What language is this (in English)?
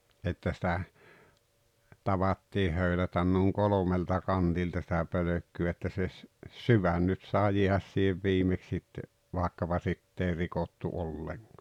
Finnish